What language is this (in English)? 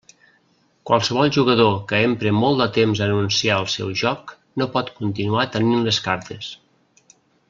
Catalan